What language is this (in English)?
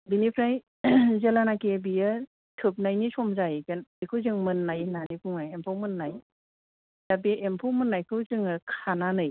Bodo